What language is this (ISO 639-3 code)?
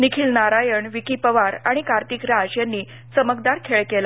mar